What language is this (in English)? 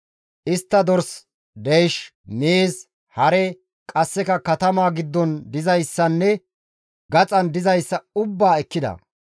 Gamo